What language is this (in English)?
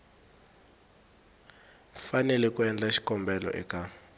Tsonga